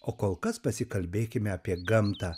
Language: Lithuanian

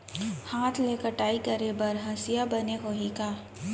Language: Chhattisgarhi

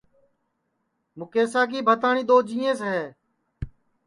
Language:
Sansi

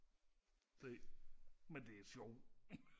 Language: Danish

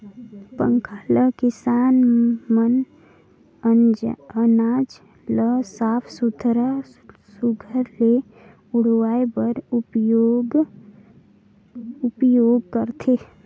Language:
Chhattisgarhi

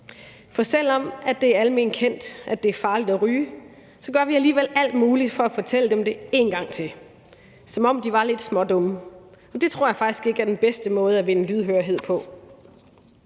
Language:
Danish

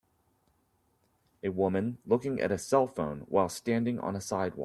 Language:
English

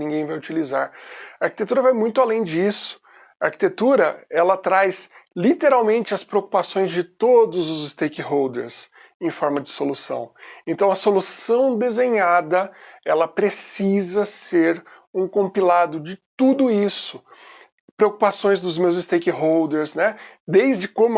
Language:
Portuguese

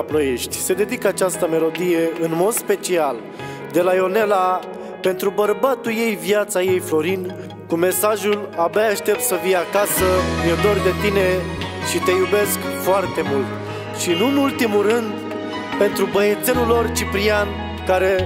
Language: Romanian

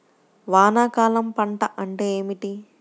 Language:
Telugu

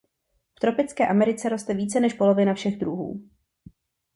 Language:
Czech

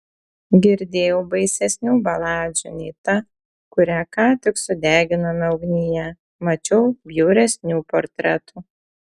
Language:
Lithuanian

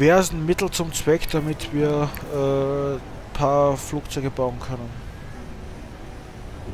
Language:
German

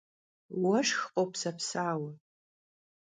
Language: Kabardian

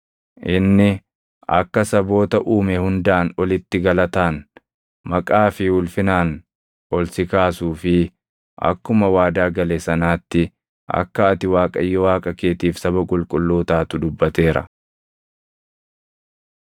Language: Oromo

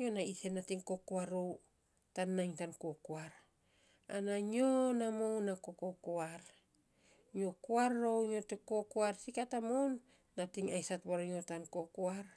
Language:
Saposa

